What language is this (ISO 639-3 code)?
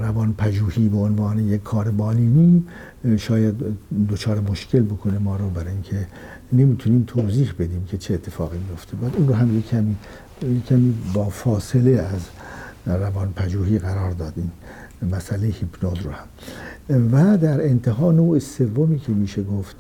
fas